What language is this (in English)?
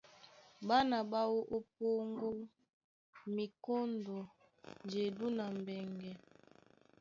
Duala